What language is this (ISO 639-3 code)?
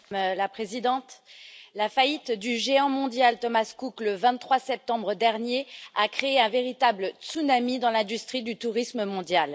fra